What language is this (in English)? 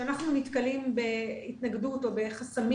Hebrew